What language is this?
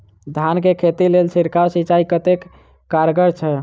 Maithili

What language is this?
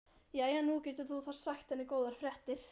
Icelandic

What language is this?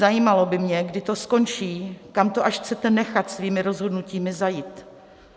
Czech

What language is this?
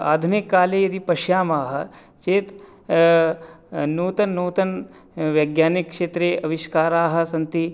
Sanskrit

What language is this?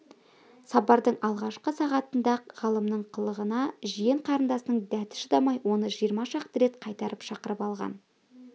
Kazakh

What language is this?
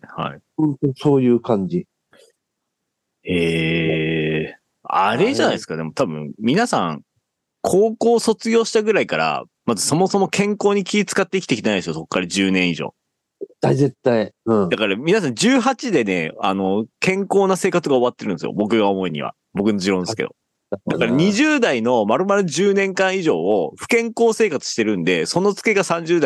Japanese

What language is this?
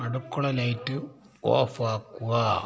Malayalam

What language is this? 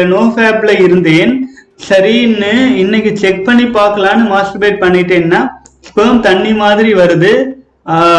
Tamil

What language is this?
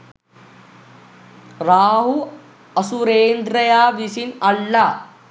Sinhala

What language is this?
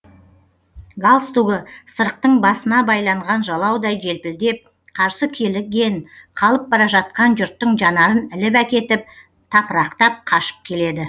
Kazakh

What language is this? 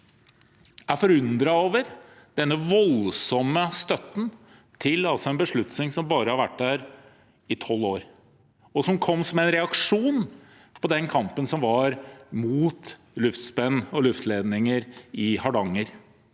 Norwegian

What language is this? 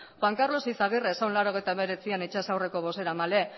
Basque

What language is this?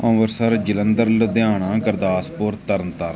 Punjabi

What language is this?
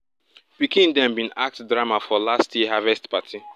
Nigerian Pidgin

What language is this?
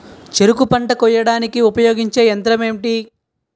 Telugu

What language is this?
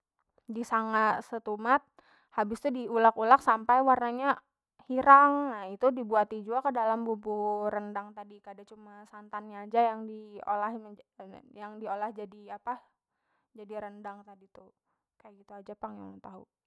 Banjar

